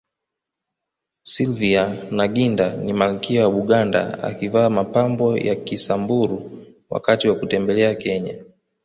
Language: Swahili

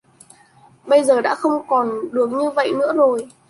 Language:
Vietnamese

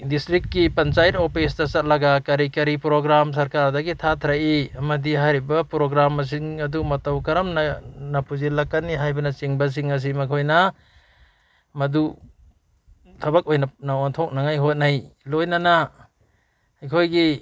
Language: Manipuri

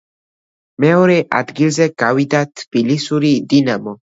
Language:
Georgian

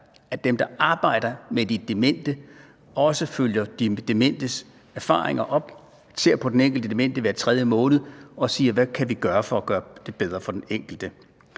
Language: Danish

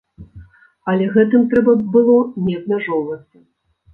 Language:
Belarusian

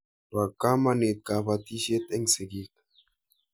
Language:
Kalenjin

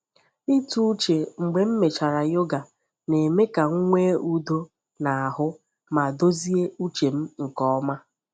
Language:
Igbo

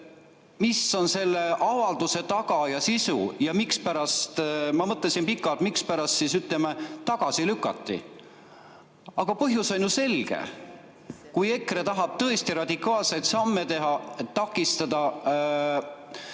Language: Estonian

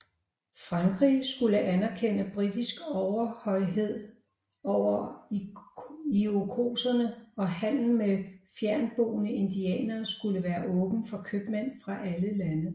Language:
Danish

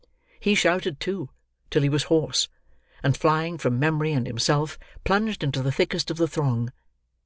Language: English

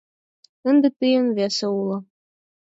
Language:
Mari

